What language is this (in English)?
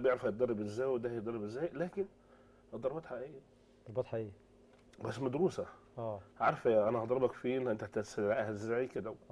Arabic